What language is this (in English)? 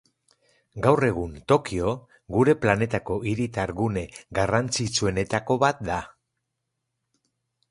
Basque